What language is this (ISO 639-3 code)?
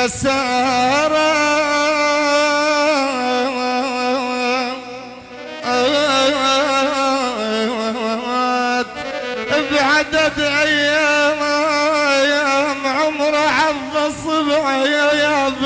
ara